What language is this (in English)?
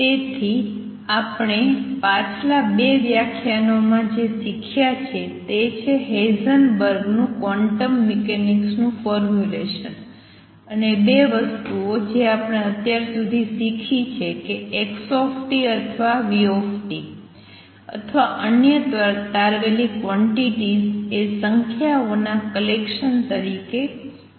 Gujarati